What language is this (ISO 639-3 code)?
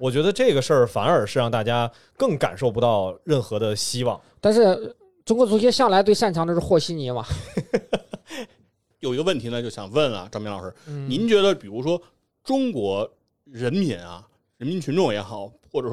zho